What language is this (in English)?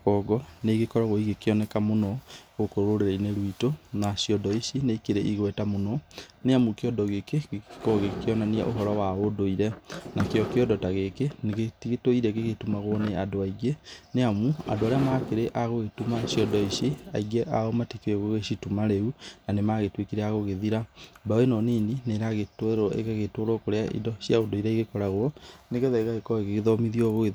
Kikuyu